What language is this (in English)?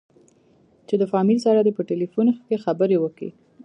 Pashto